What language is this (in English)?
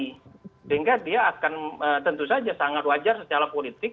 Indonesian